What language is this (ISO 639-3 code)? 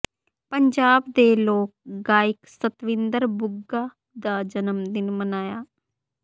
pan